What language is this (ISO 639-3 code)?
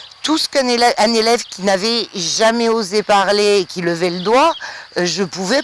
fra